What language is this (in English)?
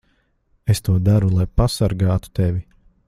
Latvian